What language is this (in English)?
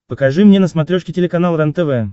Russian